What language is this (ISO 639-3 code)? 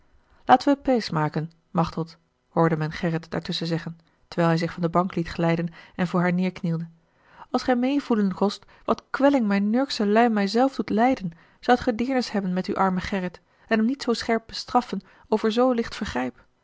nld